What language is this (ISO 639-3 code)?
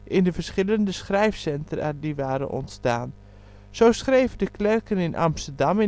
nld